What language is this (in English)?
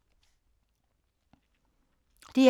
Danish